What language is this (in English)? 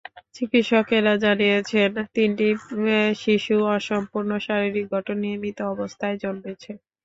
Bangla